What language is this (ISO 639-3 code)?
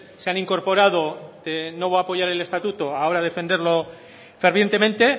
spa